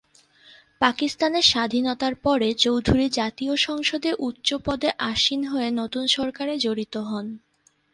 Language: Bangla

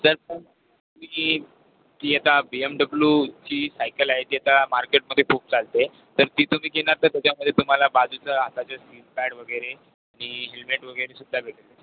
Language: Marathi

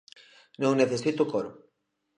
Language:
Galician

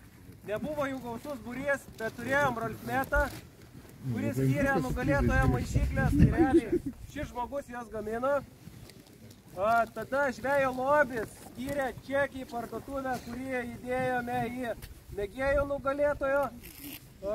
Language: Lithuanian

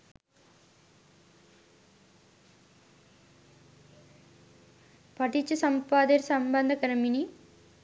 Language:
Sinhala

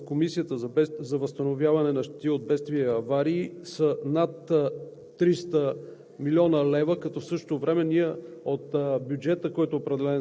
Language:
Bulgarian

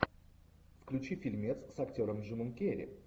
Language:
Russian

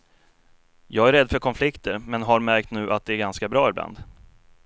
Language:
Swedish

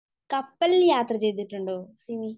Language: Malayalam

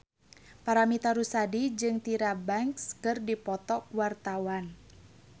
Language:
Sundanese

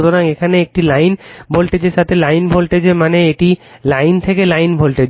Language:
Bangla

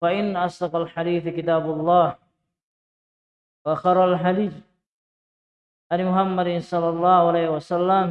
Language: Indonesian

